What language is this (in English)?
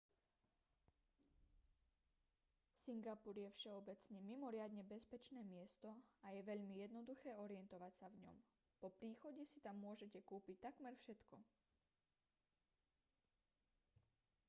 Slovak